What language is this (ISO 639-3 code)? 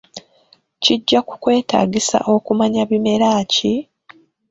lug